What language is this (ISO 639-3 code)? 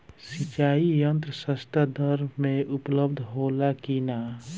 bho